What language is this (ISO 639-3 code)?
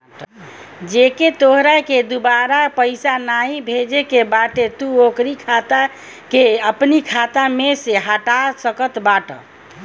bho